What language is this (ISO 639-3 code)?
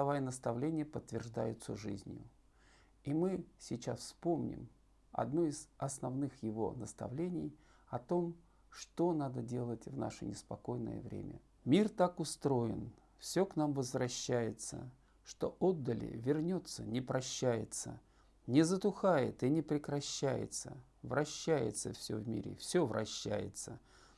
rus